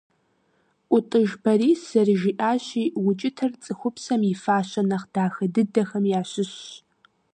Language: Kabardian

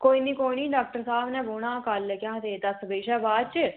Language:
Dogri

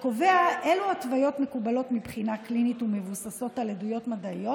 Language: Hebrew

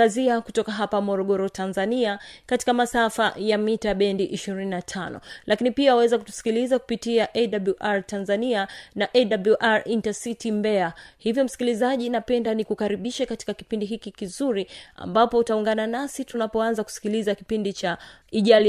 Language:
Swahili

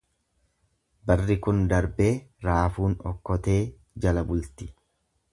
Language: Oromo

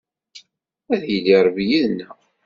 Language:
Kabyle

